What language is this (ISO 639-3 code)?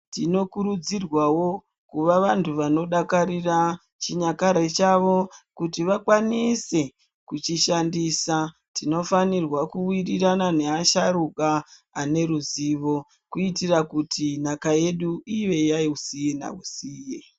ndc